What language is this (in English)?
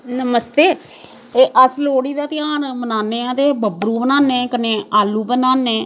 Dogri